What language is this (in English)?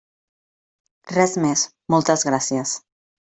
Catalan